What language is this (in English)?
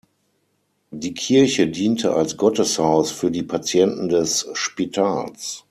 German